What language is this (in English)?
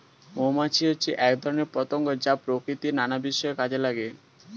Bangla